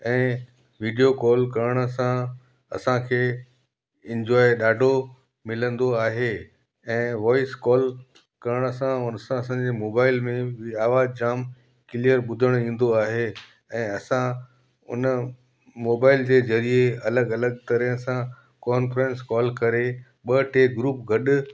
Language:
Sindhi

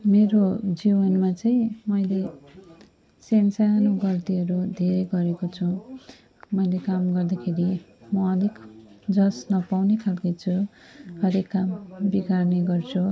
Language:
Nepali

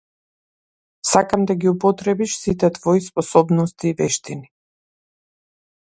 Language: Macedonian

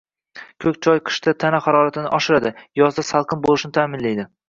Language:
Uzbek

